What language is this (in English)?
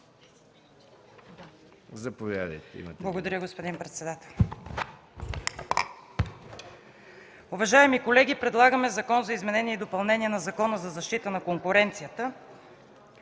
Bulgarian